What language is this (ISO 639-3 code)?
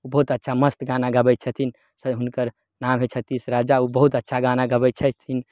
mai